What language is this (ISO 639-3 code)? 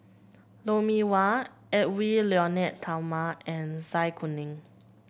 eng